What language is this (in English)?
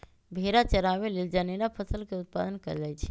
Magahi